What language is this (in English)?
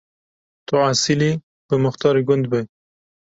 Kurdish